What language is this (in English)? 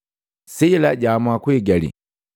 Matengo